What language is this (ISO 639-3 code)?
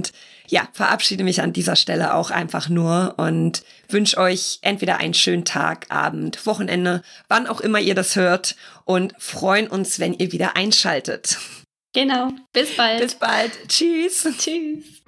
deu